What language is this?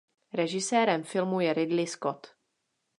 Czech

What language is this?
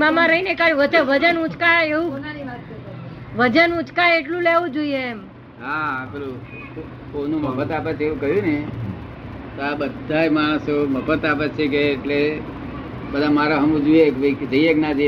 Gujarati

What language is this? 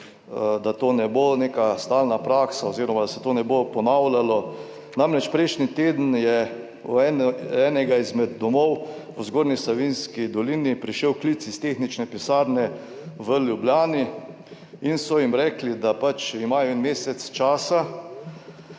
Slovenian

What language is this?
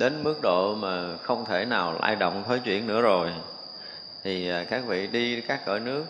Vietnamese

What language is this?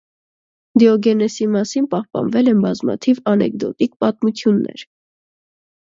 Armenian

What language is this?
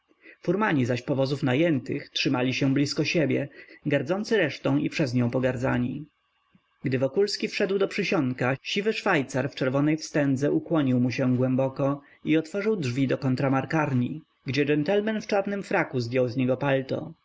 Polish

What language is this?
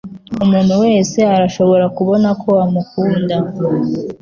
Kinyarwanda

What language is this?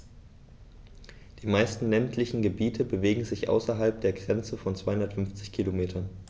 German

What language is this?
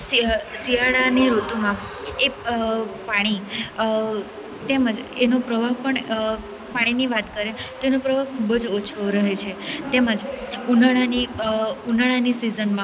Gujarati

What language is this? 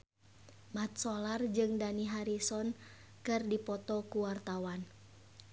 Sundanese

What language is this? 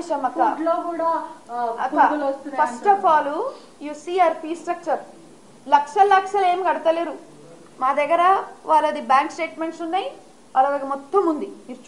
Telugu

